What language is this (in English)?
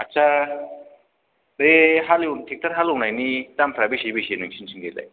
Bodo